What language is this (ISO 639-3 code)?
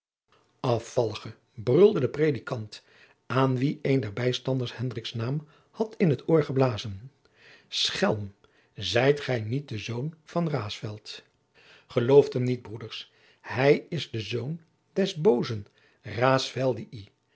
nld